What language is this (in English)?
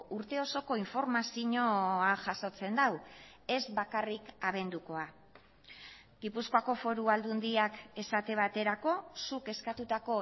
Basque